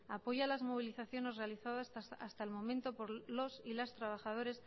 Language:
Spanish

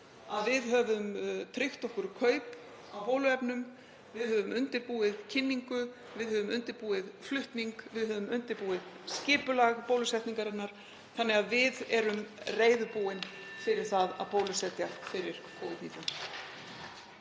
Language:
Icelandic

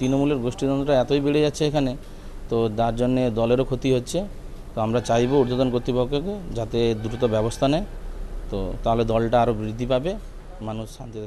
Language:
Hindi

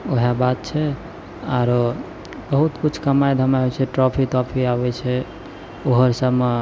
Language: Maithili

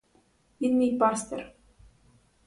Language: Ukrainian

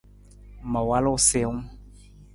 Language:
Nawdm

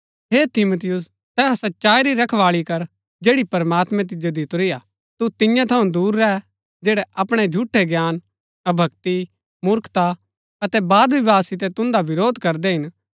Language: Gaddi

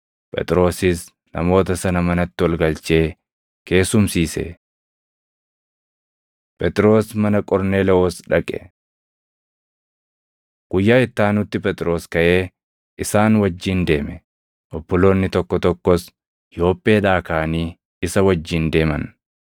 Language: Oromo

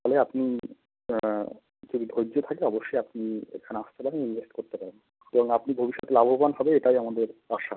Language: Bangla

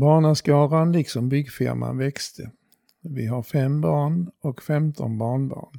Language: Swedish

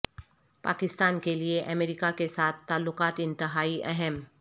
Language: Urdu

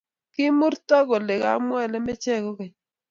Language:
Kalenjin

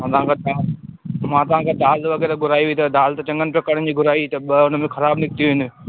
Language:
Sindhi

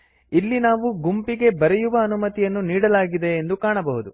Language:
Kannada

